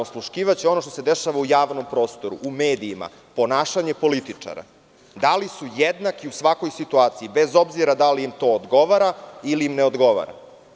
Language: Serbian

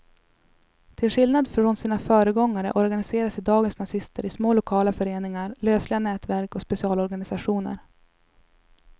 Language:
Swedish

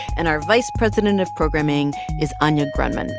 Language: English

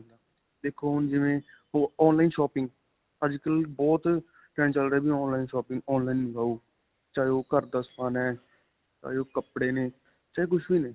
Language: Punjabi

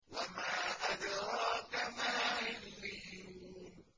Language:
Arabic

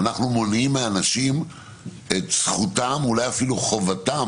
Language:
Hebrew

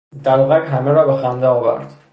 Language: Persian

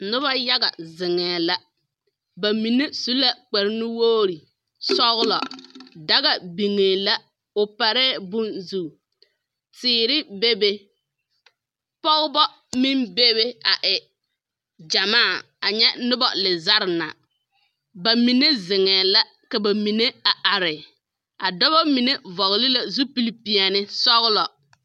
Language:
Southern Dagaare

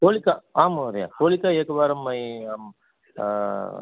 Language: Sanskrit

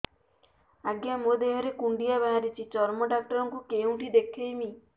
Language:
Odia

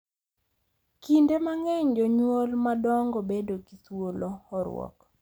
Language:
Luo (Kenya and Tanzania)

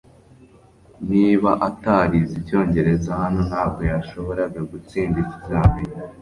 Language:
Kinyarwanda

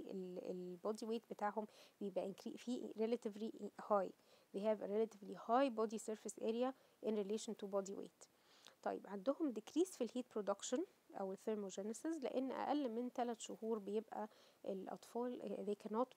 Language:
Arabic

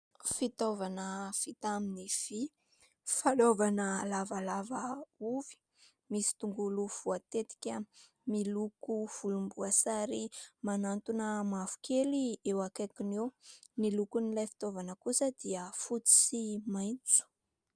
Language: Malagasy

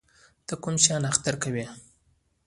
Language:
Pashto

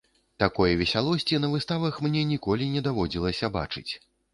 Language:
Belarusian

